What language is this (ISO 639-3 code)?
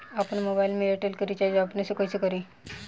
bho